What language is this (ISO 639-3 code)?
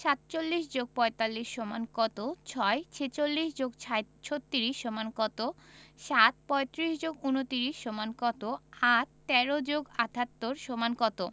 ben